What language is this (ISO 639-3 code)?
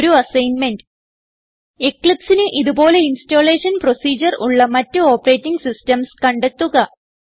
mal